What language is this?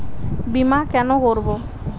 Bangla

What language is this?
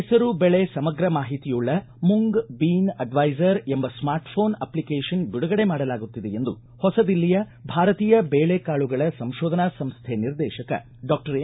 Kannada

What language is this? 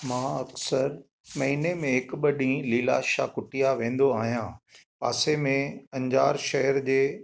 Sindhi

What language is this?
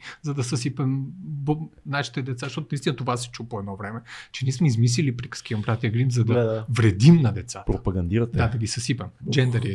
Bulgarian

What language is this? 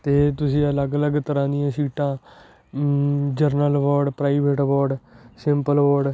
Punjabi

